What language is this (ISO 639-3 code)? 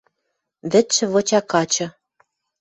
mrj